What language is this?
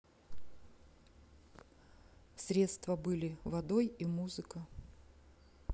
Russian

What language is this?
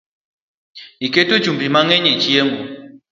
Luo (Kenya and Tanzania)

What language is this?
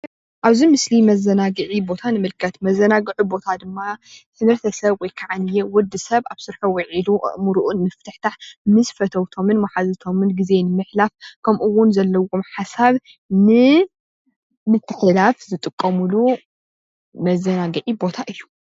Tigrinya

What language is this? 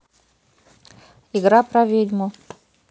Russian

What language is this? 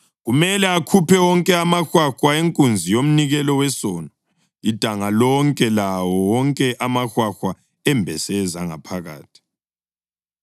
North Ndebele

